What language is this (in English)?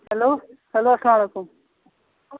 Kashmiri